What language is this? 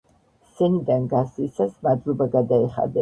Georgian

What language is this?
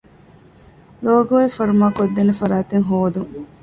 Divehi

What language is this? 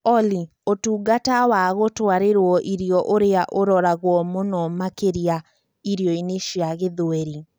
Kikuyu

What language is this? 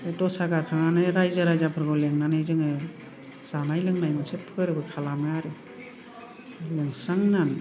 Bodo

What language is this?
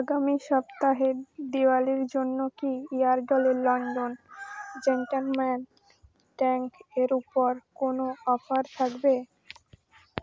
Bangla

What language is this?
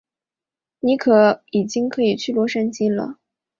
Chinese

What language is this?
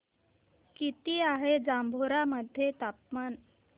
Marathi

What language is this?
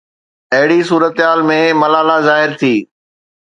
Sindhi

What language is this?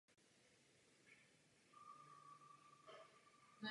Czech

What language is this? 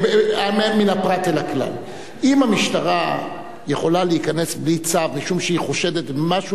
Hebrew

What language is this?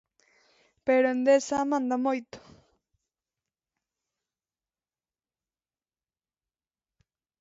Galician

